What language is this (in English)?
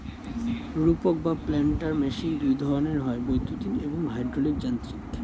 Bangla